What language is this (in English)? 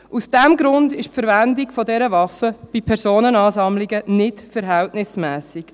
Swiss German